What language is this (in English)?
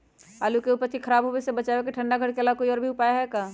Magahi